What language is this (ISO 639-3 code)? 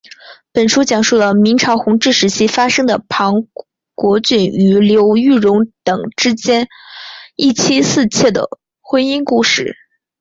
zho